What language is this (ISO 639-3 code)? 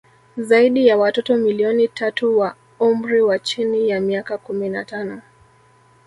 swa